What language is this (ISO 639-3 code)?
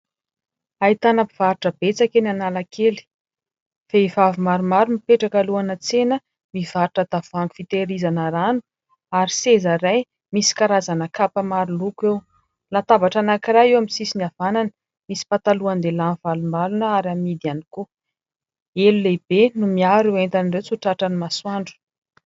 mlg